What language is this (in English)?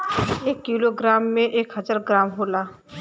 Bhojpuri